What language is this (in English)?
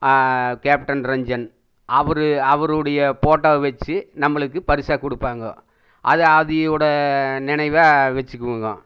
Tamil